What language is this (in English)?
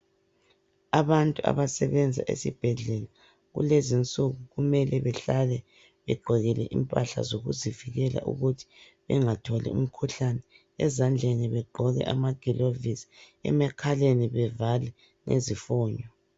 North Ndebele